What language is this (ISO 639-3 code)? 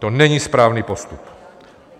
ces